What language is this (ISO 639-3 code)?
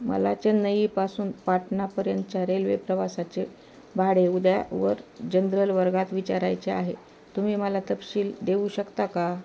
mar